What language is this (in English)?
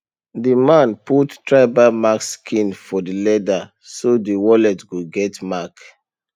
Nigerian Pidgin